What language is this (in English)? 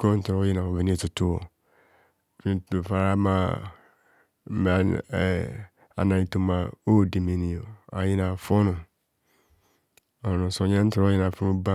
Kohumono